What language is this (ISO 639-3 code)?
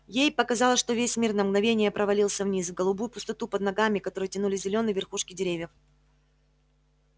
rus